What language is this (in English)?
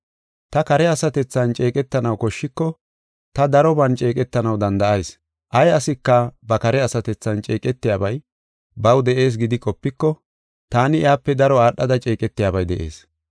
Gofa